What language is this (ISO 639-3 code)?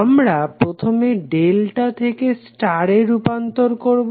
ben